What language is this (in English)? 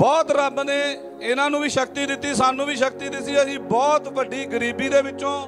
Punjabi